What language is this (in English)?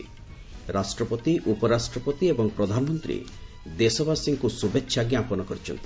Odia